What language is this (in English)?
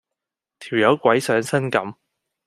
Cantonese